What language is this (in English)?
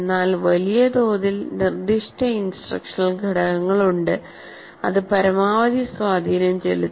Malayalam